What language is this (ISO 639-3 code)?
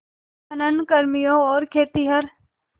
hin